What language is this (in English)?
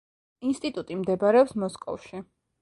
Georgian